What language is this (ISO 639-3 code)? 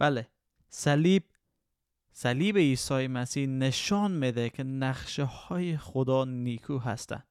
fas